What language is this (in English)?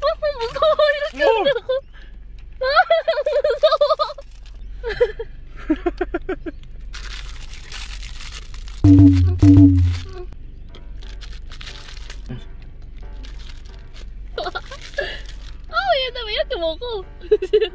Korean